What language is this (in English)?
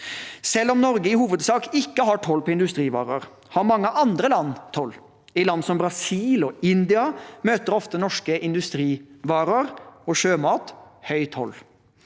Norwegian